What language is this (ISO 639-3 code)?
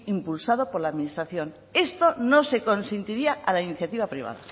spa